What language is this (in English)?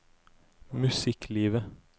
Norwegian